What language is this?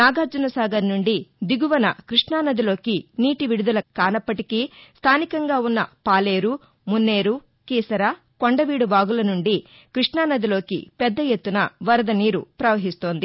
Telugu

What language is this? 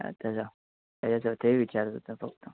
Marathi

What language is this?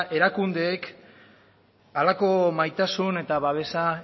Basque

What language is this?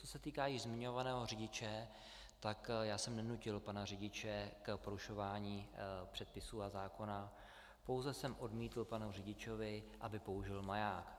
Czech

